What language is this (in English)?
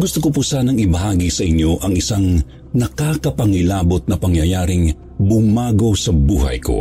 Filipino